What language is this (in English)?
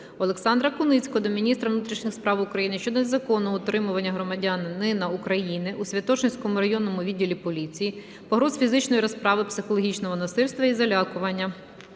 Ukrainian